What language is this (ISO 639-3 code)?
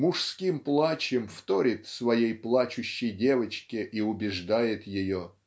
rus